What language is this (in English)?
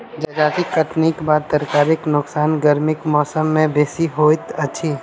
Maithili